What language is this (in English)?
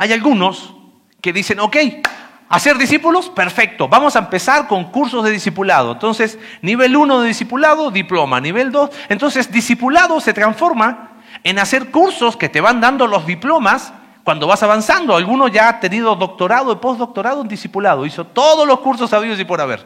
Spanish